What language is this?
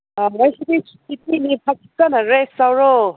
Manipuri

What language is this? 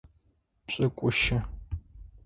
Adyghe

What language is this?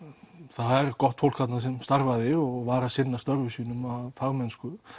Icelandic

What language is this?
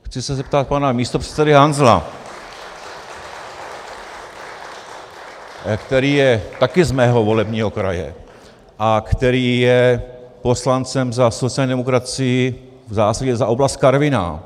Czech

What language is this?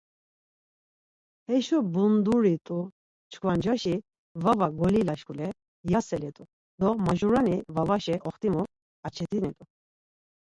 Laz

